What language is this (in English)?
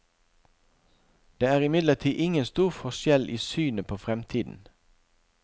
Norwegian